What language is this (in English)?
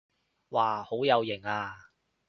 Cantonese